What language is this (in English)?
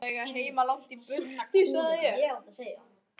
Icelandic